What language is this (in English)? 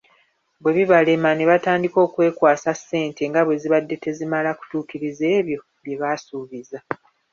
Ganda